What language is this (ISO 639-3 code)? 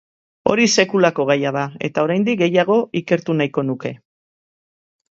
eus